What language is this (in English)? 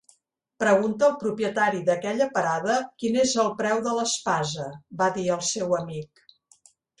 Catalan